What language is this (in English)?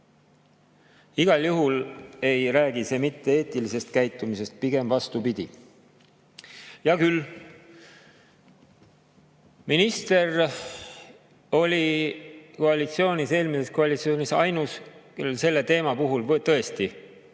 Estonian